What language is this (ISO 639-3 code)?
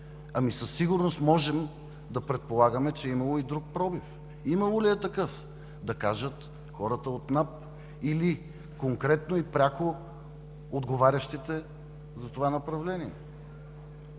bul